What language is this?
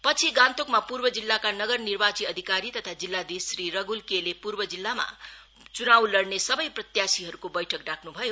Nepali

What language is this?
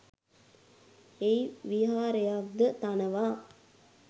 Sinhala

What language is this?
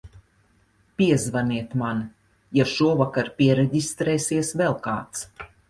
Latvian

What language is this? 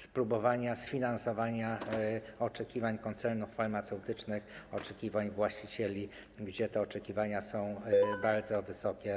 Polish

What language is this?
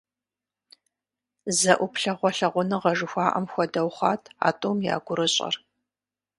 Kabardian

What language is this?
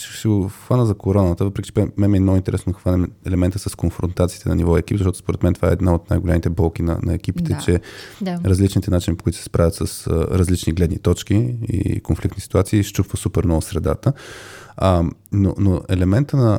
Bulgarian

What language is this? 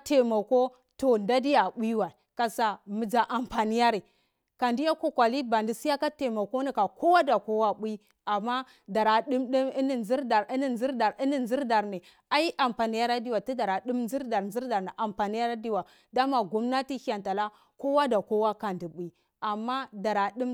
Cibak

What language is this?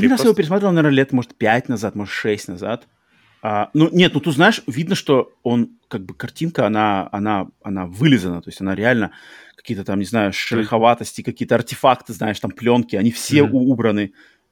Russian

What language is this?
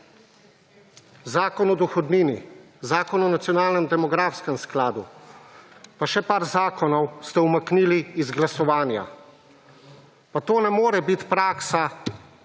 Slovenian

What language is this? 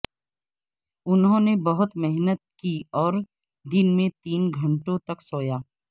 Urdu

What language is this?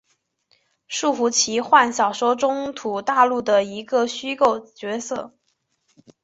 Chinese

